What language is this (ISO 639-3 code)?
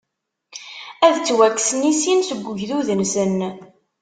kab